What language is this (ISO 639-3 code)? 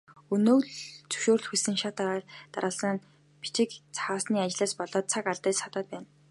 mon